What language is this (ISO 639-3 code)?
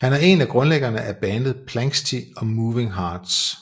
dan